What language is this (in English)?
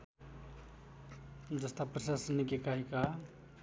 Nepali